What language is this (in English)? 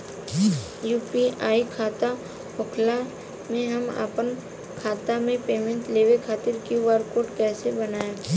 Bhojpuri